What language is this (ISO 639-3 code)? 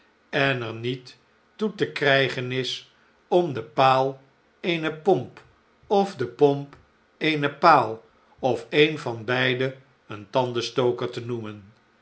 nld